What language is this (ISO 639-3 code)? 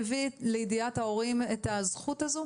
heb